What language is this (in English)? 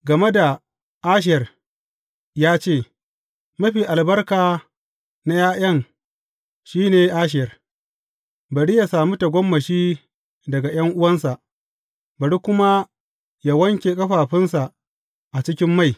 Hausa